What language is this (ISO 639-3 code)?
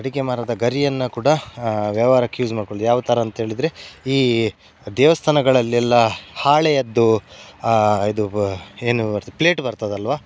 kan